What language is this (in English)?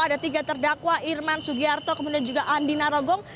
Indonesian